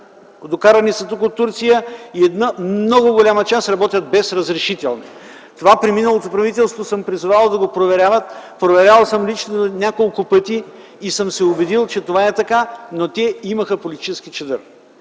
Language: Bulgarian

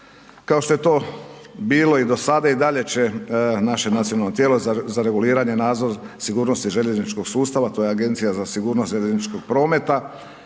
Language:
Croatian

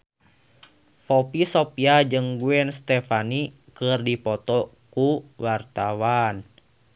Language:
Sundanese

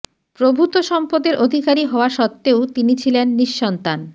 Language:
Bangla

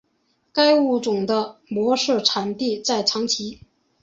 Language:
Chinese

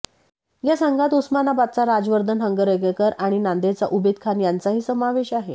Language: Marathi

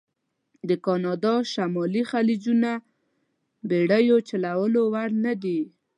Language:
Pashto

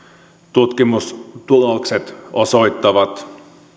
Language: Finnish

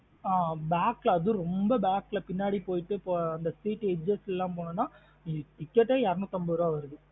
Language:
Tamil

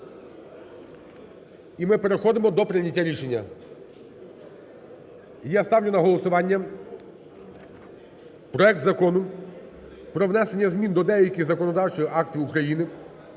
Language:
Ukrainian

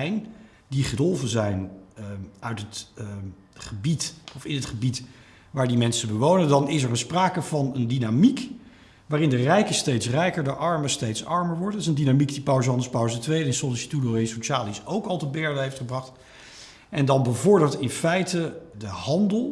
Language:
Dutch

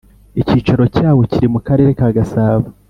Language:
Kinyarwanda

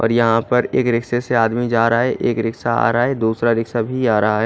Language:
Hindi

